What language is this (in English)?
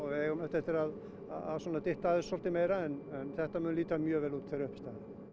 Icelandic